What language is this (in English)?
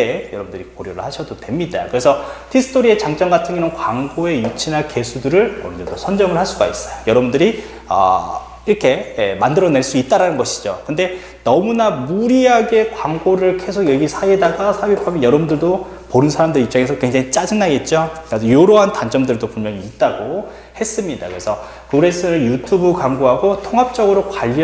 Korean